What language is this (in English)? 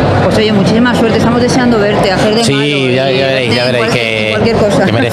Spanish